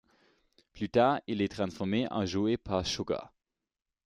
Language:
French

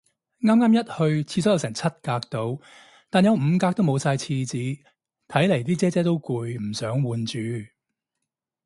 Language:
Cantonese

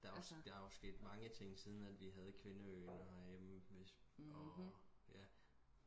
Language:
Danish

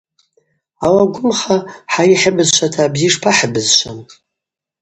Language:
Abaza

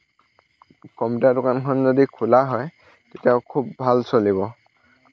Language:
Assamese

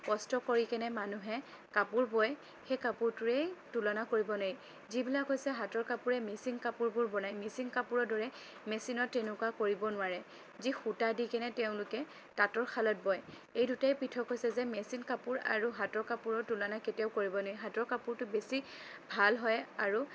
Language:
Assamese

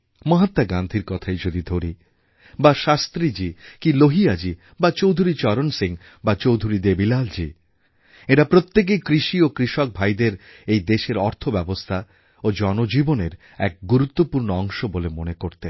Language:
Bangla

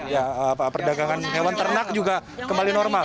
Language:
Indonesian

